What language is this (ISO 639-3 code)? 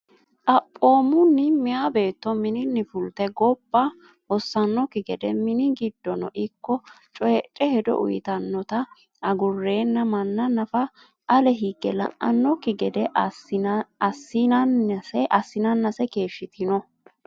sid